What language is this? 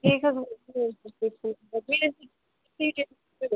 Kashmiri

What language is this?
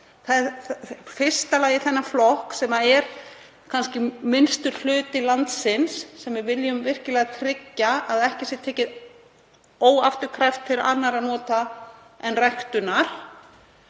Icelandic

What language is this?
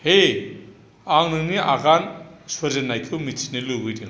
Bodo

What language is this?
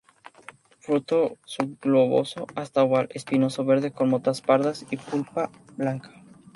Spanish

